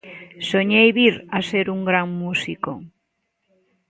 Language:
Galician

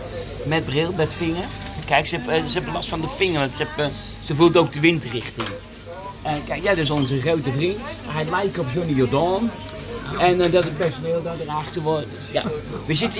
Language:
Dutch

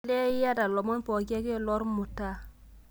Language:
Masai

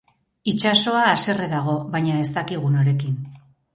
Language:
Basque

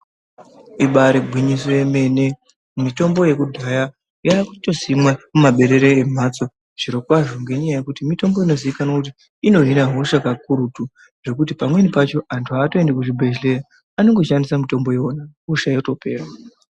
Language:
Ndau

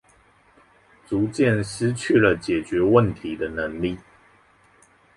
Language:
Chinese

